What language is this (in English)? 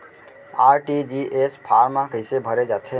Chhattisgarhi